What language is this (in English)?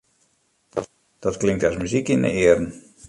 Western Frisian